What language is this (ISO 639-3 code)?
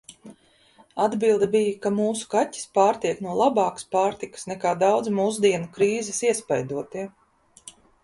lav